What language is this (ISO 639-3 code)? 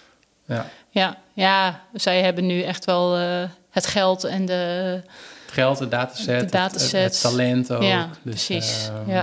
nld